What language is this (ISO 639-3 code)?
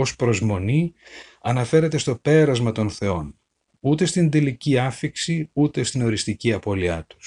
ell